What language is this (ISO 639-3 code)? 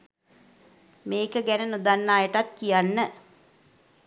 sin